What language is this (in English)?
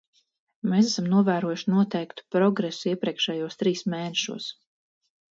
Latvian